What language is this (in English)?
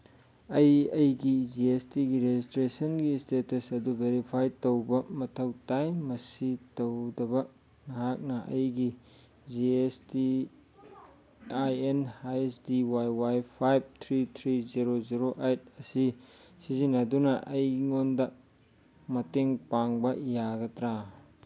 Manipuri